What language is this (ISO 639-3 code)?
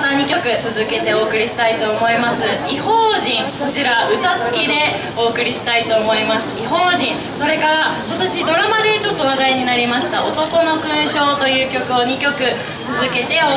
jpn